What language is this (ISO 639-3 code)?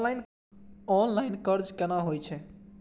mai